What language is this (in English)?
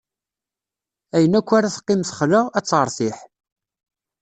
Kabyle